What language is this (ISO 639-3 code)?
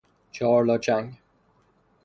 fas